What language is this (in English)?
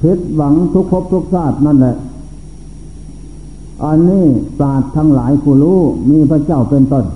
Thai